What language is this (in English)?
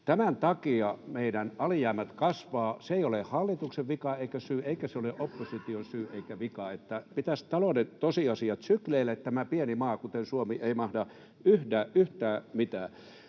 Finnish